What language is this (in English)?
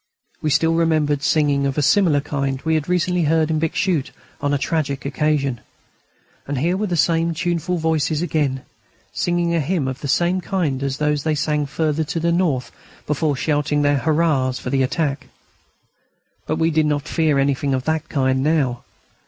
English